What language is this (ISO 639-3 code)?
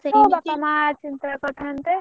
ori